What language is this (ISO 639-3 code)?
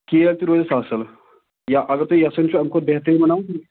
kas